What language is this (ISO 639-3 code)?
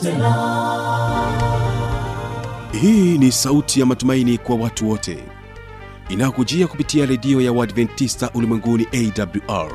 swa